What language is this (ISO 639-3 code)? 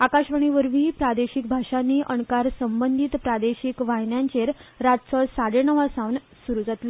kok